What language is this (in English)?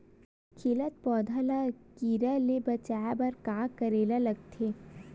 Chhattisgarhi